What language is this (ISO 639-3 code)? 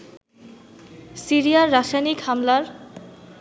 ben